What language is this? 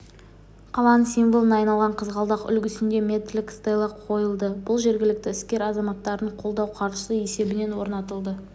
Kazakh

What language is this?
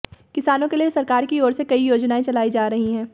Hindi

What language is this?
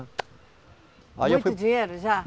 Portuguese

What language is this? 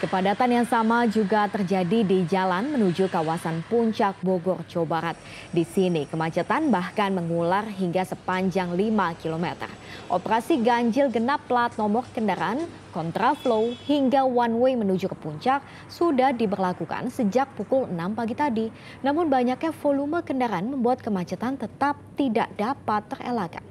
Indonesian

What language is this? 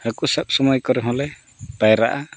Santali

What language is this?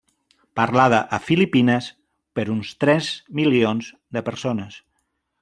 Catalan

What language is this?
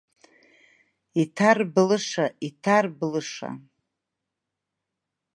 Abkhazian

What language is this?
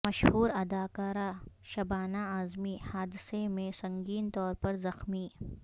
Urdu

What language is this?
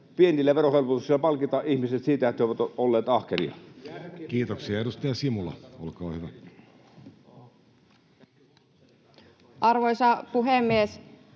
Finnish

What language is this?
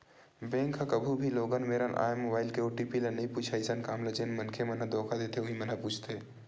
Chhattisgarhi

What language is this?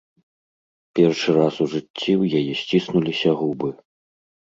Belarusian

